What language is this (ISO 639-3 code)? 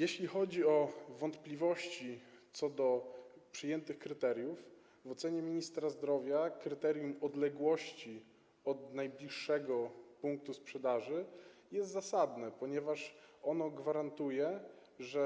pol